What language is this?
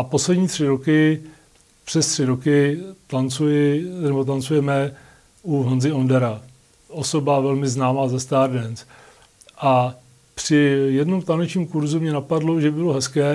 Czech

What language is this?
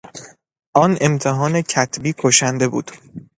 Persian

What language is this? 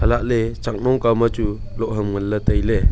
Wancho Naga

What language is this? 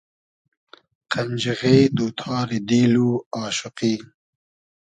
Hazaragi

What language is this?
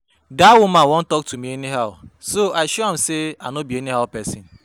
Nigerian Pidgin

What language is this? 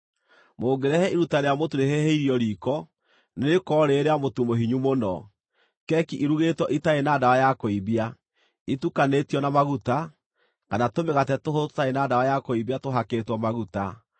Kikuyu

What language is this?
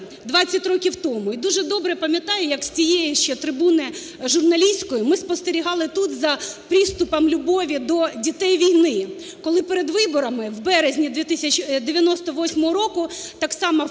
Ukrainian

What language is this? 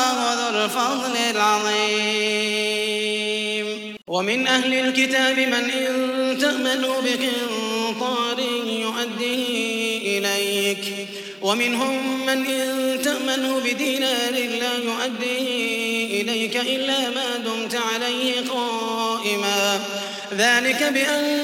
Arabic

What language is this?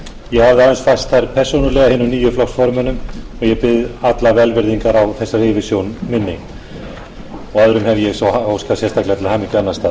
Icelandic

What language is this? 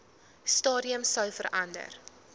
Afrikaans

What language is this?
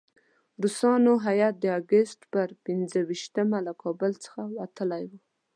Pashto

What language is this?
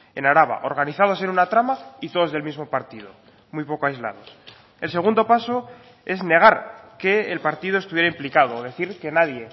Spanish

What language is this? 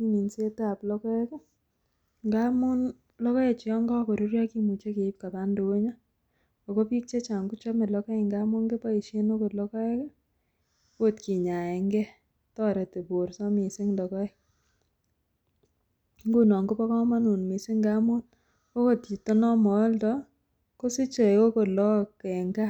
Kalenjin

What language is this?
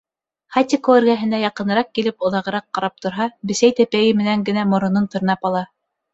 Bashkir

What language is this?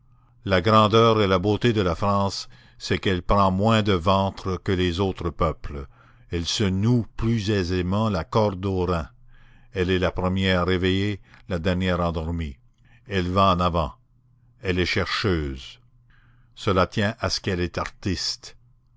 French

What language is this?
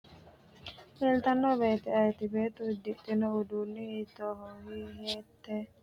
Sidamo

